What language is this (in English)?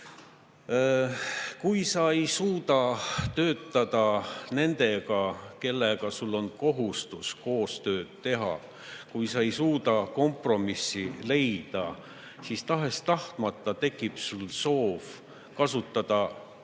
Estonian